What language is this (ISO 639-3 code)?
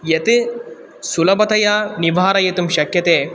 san